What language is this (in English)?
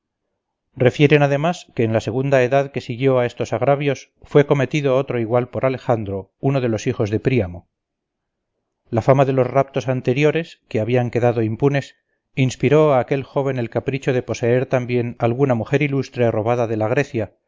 Spanish